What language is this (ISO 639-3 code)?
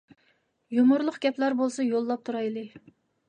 uig